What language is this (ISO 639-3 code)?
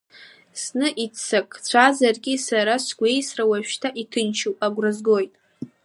abk